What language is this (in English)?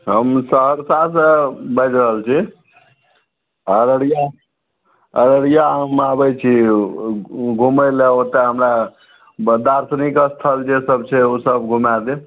Maithili